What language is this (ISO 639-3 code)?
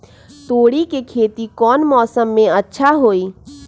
mag